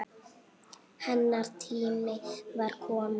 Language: Icelandic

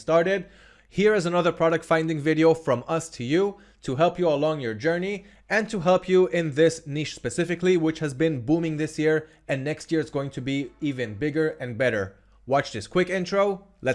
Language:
English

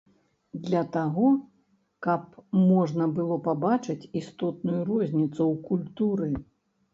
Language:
Belarusian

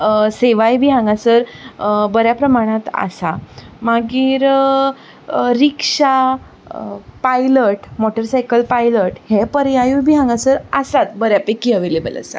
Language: Konkani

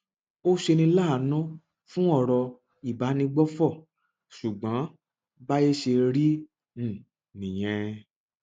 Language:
Yoruba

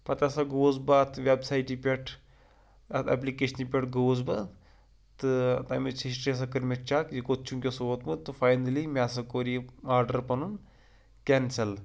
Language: Kashmiri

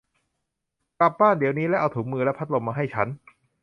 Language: Thai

